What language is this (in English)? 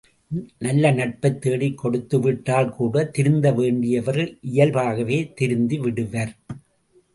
Tamil